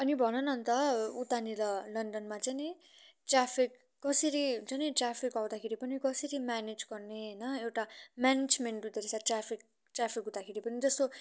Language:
Nepali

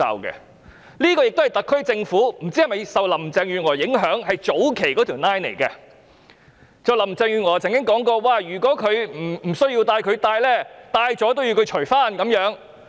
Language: Cantonese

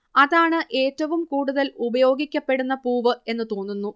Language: Malayalam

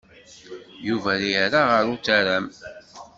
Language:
Kabyle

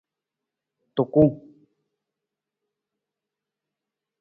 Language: Nawdm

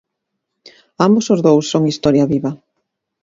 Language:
Galician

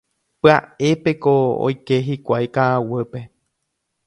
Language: Guarani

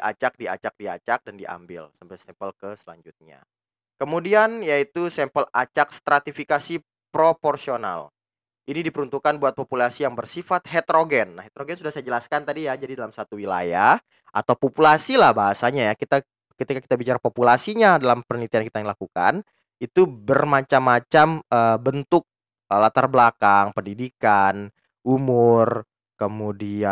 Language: Indonesian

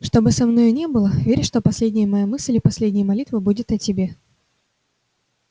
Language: Russian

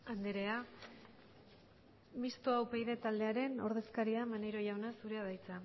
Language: Basque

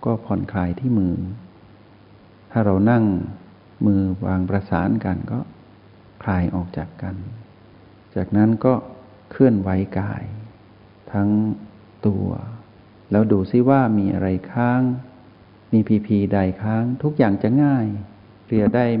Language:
Thai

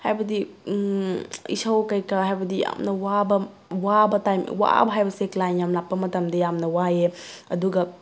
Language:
Manipuri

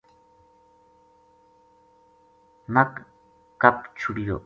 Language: Gujari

